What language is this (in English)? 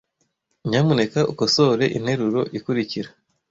Kinyarwanda